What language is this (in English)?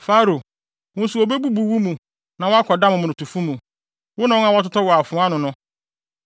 Akan